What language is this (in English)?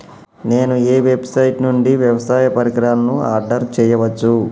Telugu